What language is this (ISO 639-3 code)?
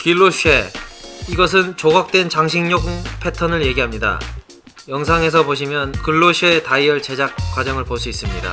kor